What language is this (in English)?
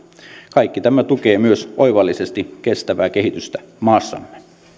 Finnish